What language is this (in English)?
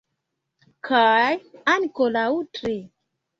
Esperanto